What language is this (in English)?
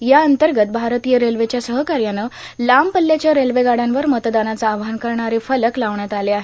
Marathi